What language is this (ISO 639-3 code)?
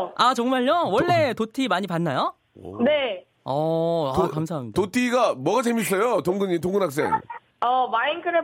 kor